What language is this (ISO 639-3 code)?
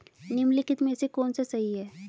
hin